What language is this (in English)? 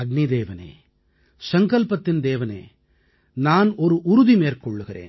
Tamil